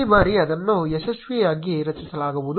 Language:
Kannada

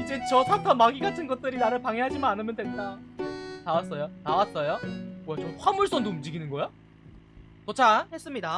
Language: Korean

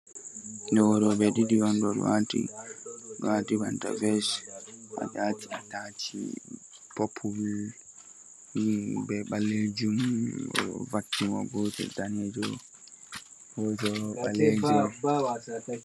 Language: Fula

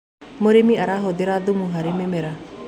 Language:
Kikuyu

